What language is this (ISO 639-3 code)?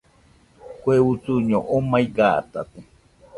hux